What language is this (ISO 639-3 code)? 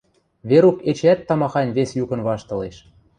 mrj